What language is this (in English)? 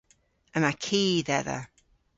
Cornish